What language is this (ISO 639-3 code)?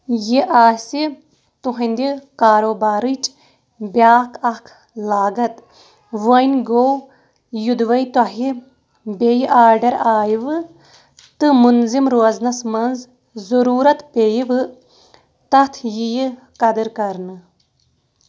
kas